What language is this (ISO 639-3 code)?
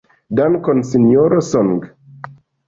epo